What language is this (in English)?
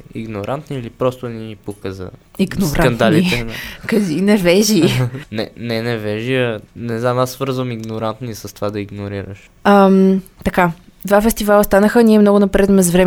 Bulgarian